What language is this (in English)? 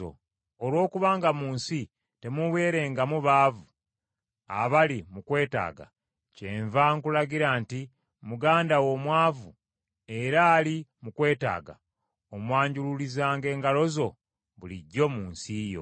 Ganda